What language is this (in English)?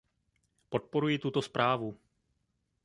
Czech